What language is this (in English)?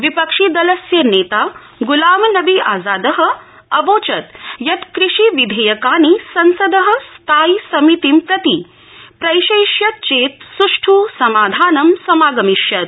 Sanskrit